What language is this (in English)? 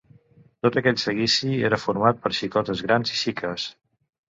Catalan